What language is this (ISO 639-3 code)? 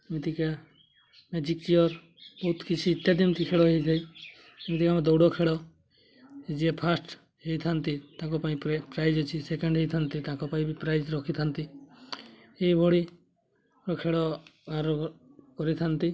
ori